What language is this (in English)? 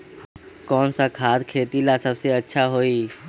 Magahi